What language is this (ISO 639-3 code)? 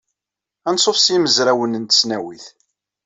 kab